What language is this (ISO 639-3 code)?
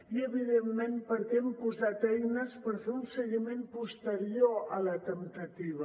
cat